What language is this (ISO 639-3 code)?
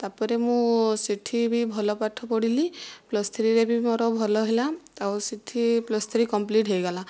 ori